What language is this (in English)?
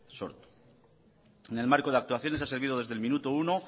Spanish